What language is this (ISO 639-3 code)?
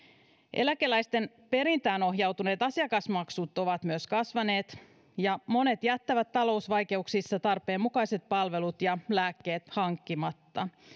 fin